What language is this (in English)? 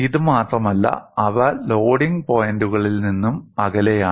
Malayalam